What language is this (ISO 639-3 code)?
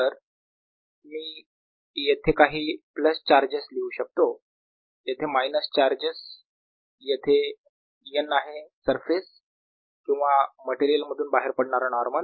mar